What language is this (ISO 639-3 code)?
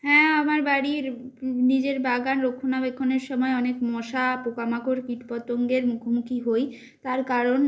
ben